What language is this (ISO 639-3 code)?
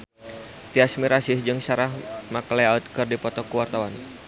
sun